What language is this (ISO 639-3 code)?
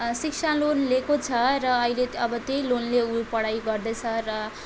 nep